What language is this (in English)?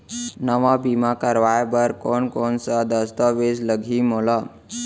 Chhattisgarhi